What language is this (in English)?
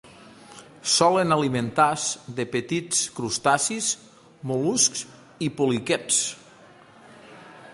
Catalan